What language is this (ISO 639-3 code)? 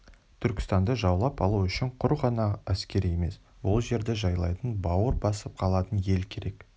kaz